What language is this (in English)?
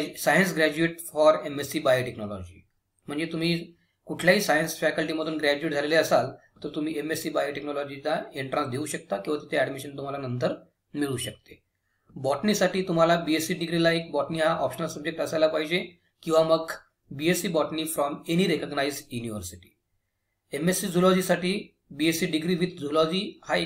Hindi